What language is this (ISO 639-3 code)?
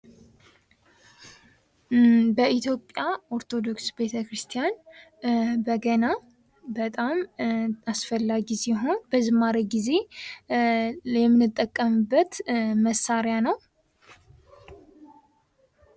amh